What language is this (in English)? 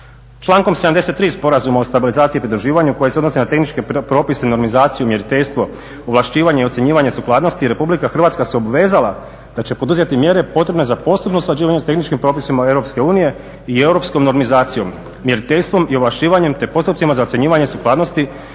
Croatian